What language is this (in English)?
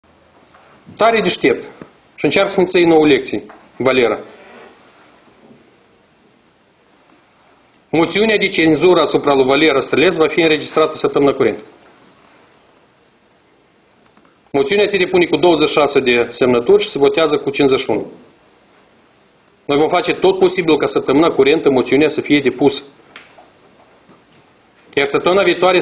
Romanian